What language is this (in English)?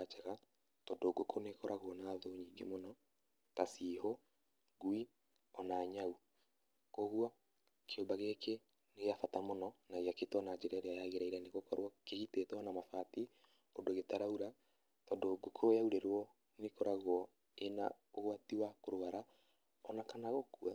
Kikuyu